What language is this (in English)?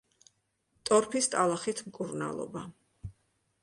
Georgian